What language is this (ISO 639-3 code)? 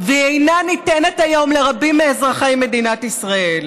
heb